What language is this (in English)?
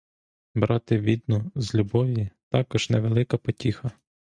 Ukrainian